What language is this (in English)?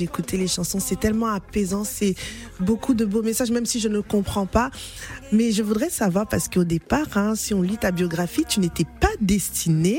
French